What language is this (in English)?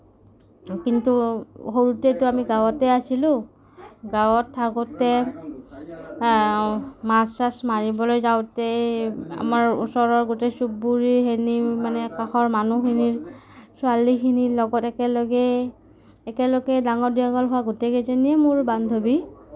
Assamese